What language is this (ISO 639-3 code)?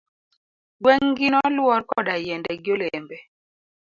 luo